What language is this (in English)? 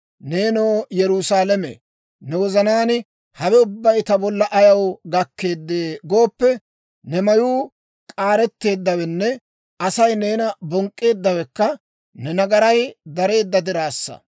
Dawro